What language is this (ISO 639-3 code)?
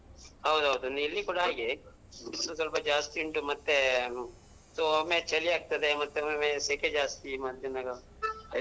kan